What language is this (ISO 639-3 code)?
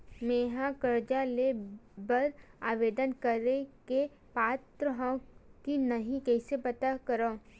hne